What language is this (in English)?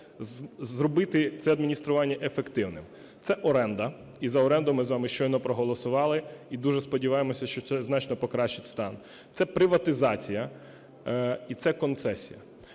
Ukrainian